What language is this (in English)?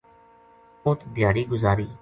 Gujari